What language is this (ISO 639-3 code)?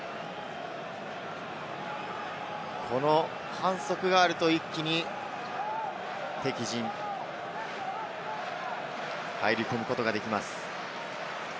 jpn